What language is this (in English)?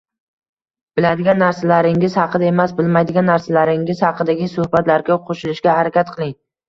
Uzbek